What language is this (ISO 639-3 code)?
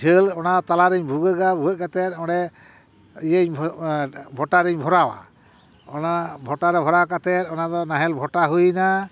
sat